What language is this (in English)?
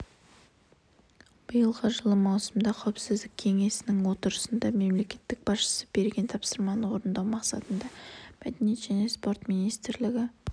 Kazakh